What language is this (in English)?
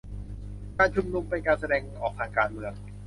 Thai